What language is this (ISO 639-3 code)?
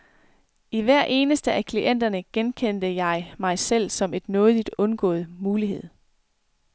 dan